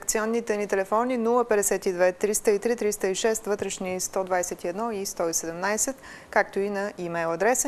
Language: Bulgarian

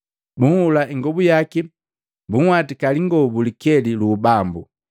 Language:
Matengo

